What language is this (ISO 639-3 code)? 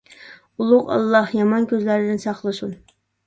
uig